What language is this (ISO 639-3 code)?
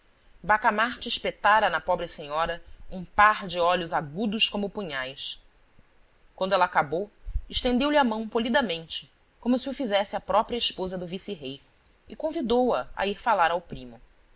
por